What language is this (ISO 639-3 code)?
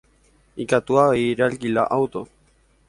grn